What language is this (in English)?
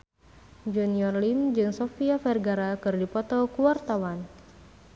Sundanese